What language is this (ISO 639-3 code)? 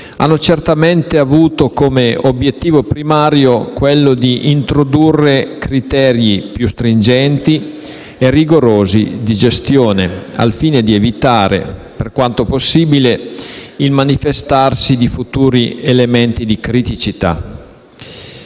ita